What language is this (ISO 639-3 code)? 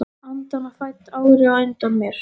isl